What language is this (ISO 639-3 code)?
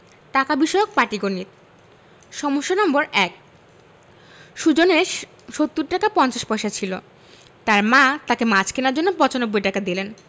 ben